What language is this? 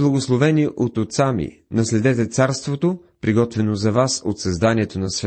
Bulgarian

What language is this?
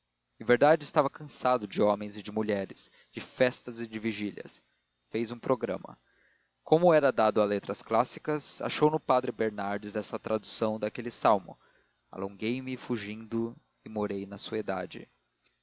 Portuguese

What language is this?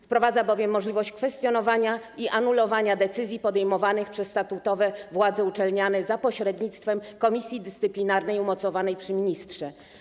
Polish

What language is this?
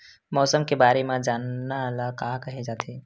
Chhattisgarhi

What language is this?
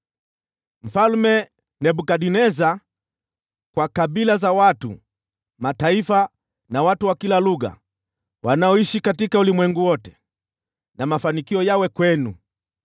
Swahili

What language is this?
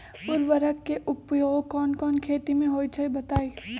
Magahi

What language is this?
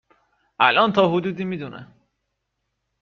Persian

